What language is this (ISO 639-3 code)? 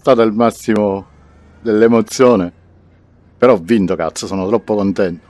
ita